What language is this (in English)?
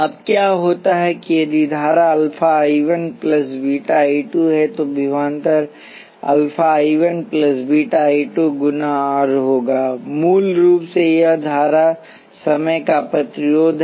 Hindi